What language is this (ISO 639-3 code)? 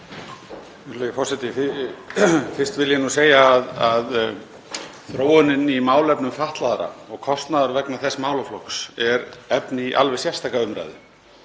isl